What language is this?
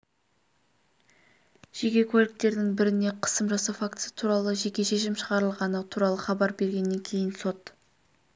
Kazakh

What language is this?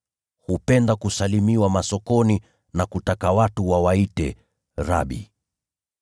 Swahili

